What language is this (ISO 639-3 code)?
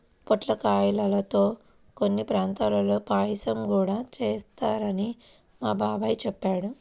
tel